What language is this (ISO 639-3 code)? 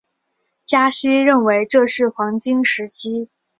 zho